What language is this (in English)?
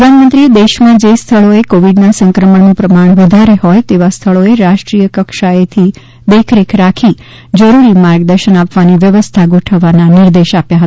Gujarati